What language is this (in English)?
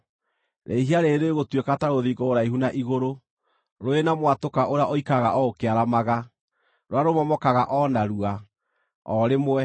Kikuyu